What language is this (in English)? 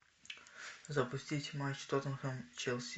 Russian